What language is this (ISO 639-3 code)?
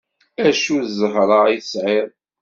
kab